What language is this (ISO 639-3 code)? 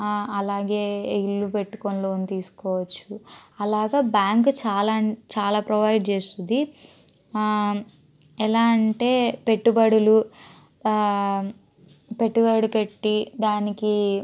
tel